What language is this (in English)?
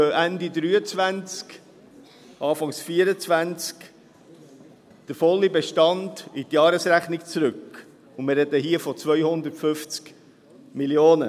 Swiss German